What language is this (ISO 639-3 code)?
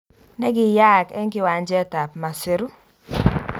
kln